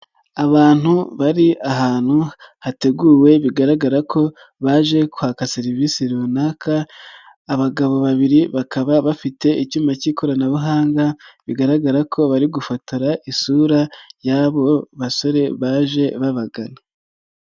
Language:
Kinyarwanda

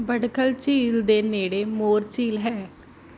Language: Punjabi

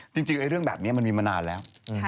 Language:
Thai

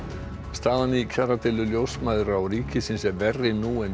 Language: Icelandic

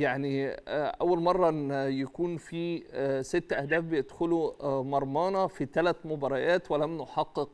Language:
Arabic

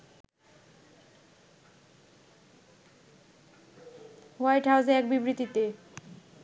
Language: Bangla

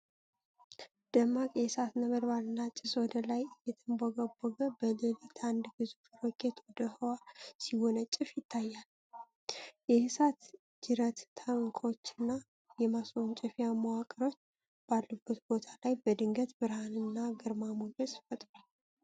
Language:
Amharic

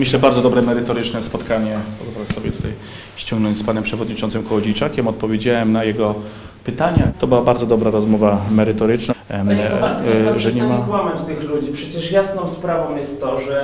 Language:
Polish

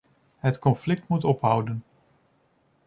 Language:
Dutch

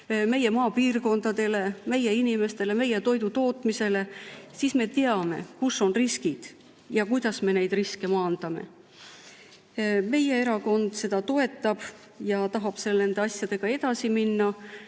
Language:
Estonian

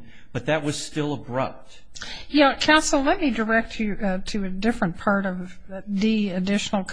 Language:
English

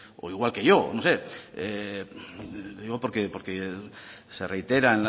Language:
Spanish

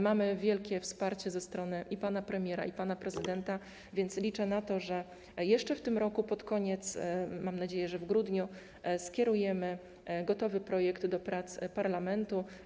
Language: Polish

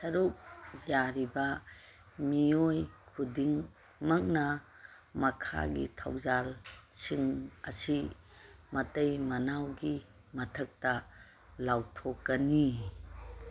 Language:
Manipuri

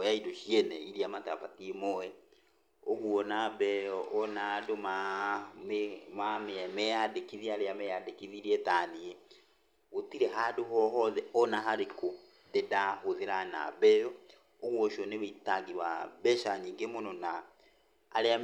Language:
Kikuyu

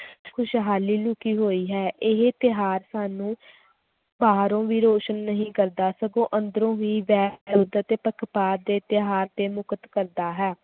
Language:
Punjabi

